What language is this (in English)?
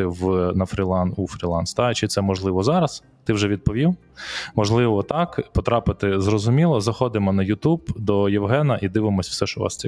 Ukrainian